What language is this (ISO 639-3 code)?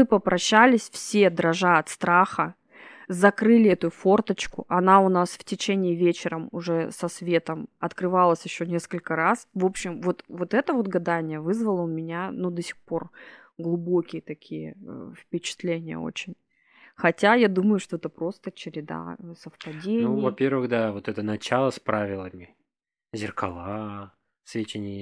rus